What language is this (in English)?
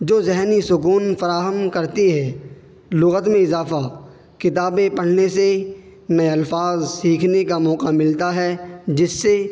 Urdu